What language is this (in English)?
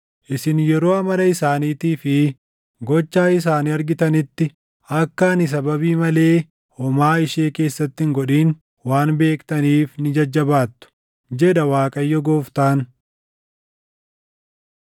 Oromo